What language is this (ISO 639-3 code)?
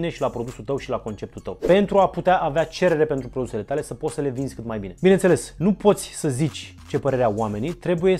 ron